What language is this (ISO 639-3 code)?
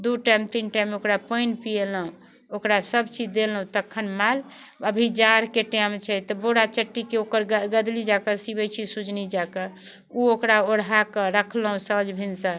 mai